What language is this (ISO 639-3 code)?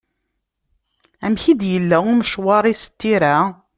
kab